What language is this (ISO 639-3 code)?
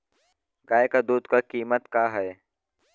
bho